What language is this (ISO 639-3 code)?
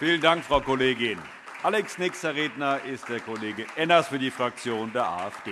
deu